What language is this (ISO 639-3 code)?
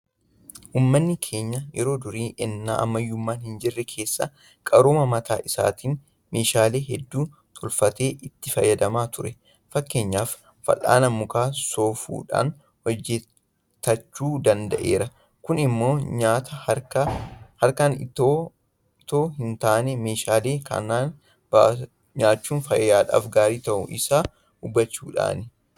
orm